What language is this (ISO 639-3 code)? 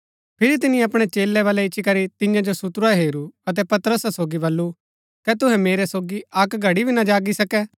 gbk